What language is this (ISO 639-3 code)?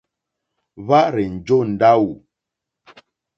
bri